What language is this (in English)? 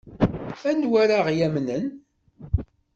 Kabyle